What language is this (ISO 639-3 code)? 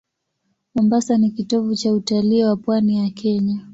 swa